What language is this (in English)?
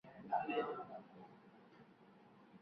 Urdu